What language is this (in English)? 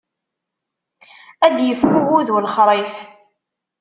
Kabyle